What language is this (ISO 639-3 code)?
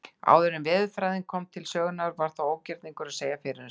isl